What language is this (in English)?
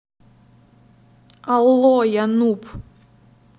Russian